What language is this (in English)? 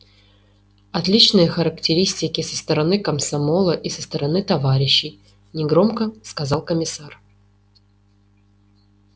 Russian